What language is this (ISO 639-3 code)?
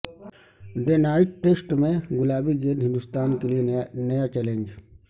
urd